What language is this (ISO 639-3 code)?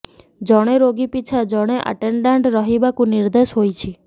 ori